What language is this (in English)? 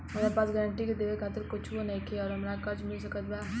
Bhojpuri